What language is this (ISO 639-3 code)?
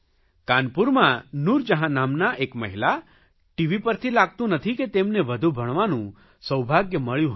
guj